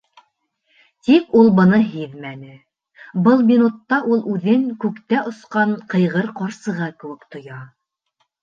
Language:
Bashkir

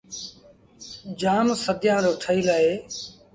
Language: Sindhi Bhil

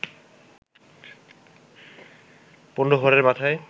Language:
Bangla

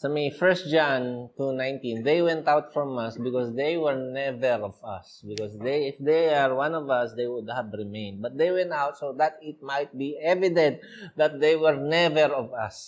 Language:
Filipino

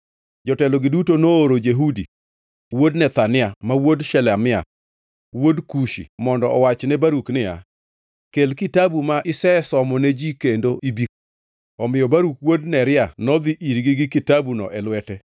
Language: Luo (Kenya and Tanzania)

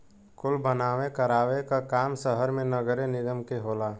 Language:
Bhojpuri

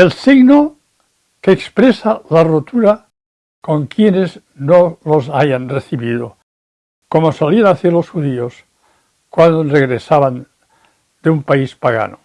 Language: Spanish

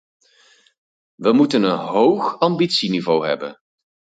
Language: Dutch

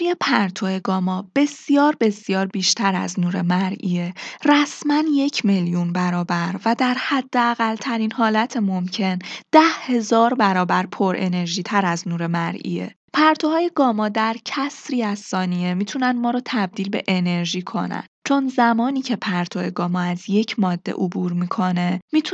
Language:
Persian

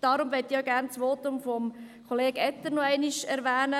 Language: Swiss German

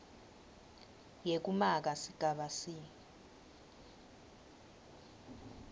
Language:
Swati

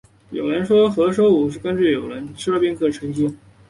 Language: Chinese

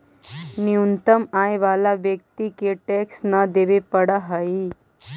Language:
Magahi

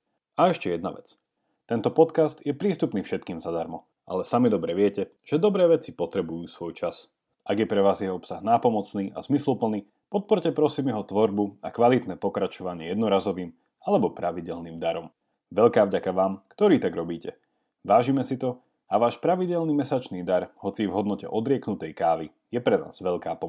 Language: Slovak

